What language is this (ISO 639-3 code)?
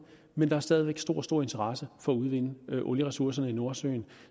dan